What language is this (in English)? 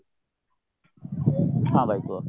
Odia